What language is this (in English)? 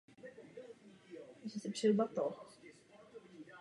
Czech